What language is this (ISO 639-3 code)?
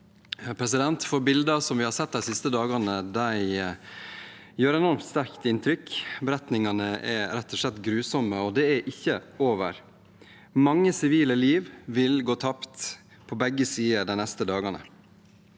nor